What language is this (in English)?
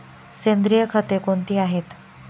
Marathi